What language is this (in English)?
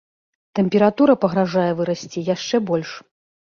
Belarusian